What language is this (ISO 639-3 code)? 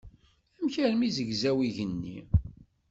kab